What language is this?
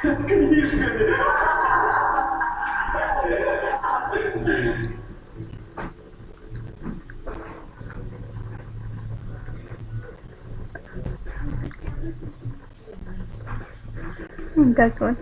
Russian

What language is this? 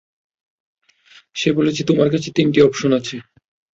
Bangla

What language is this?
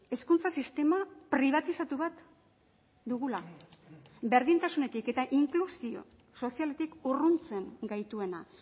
Basque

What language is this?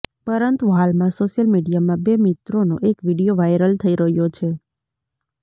Gujarati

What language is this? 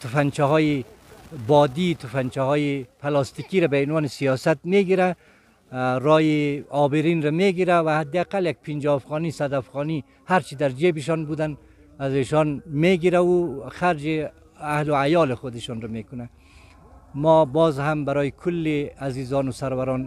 Persian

